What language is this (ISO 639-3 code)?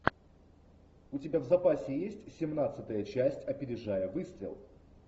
rus